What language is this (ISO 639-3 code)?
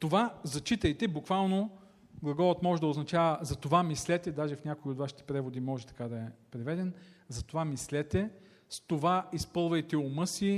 bul